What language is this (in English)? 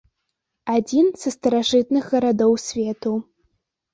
Belarusian